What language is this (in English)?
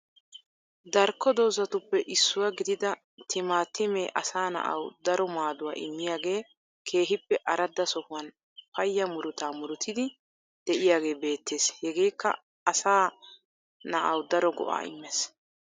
Wolaytta